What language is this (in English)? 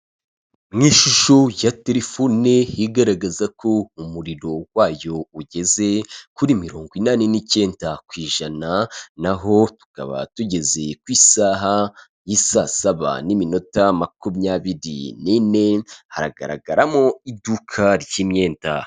Kinyarwanda